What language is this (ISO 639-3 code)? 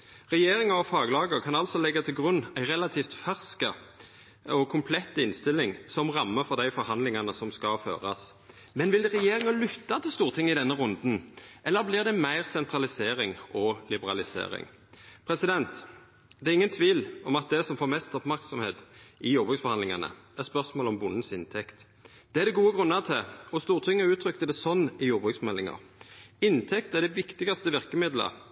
nno